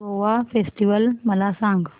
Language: Marathi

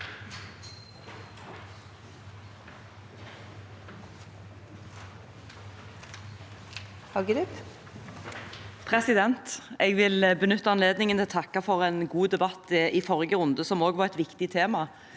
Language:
Norwegian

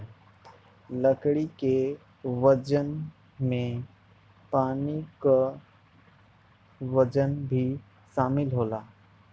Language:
Bhojpuri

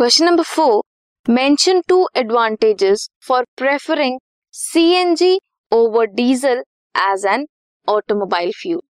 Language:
Hindi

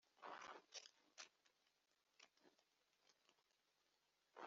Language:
Kinyarwanda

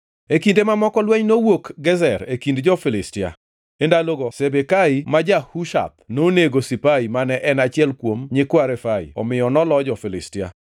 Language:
Luo (Kenya and Tanzania)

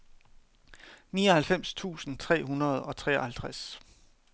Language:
Danish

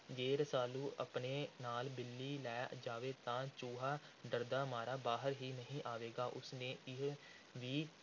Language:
Punjabi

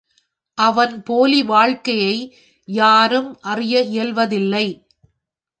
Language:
Tamil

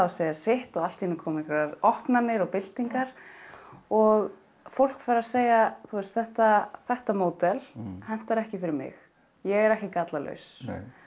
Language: Icelandic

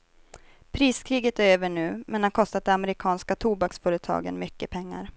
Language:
Swedish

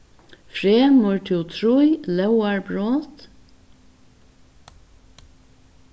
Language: Faroese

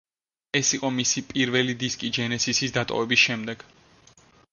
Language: Georgian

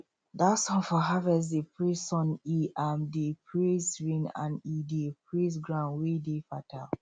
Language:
Nigerian Pidgin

